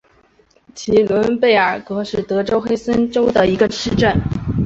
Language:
Chinese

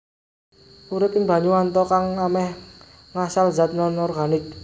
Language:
Javanese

